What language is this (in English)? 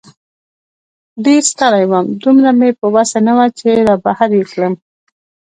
Pashto